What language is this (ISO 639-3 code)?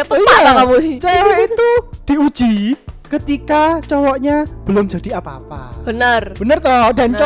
ind